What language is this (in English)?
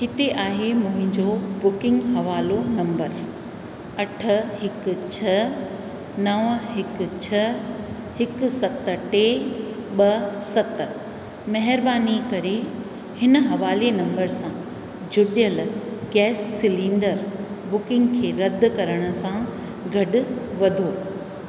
Sindhi